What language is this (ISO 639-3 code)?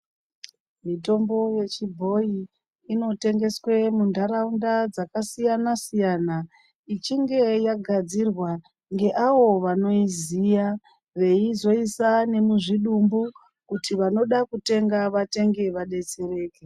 ndc